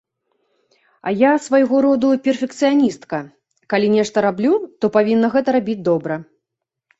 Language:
Belarusian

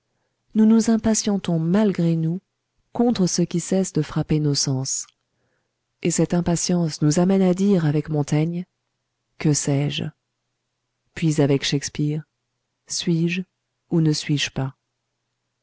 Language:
French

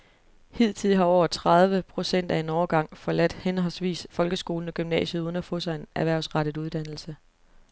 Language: Danish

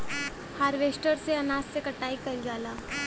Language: Bhojpuri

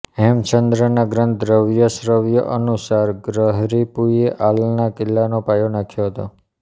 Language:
Gujarati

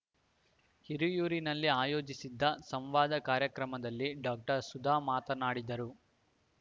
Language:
Kannada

